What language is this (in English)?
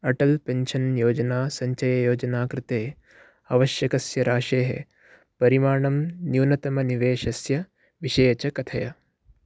Sanskrit